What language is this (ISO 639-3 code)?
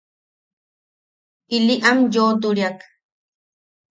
yaq